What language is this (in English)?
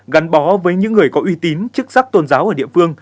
Vietnamese